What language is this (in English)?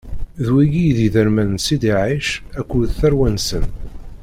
Kabyle